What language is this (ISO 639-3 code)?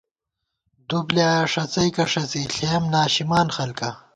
gwt